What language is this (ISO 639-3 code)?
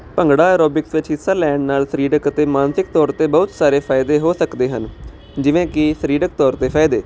pan